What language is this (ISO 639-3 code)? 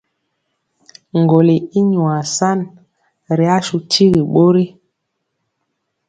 mcx